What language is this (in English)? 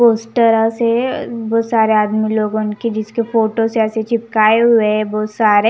Hindi